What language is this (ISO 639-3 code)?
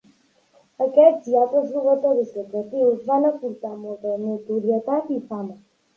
cat